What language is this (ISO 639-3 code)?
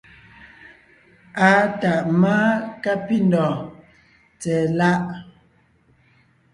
nnh